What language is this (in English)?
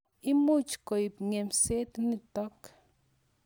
Kalenjin